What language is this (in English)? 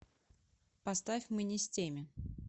Russian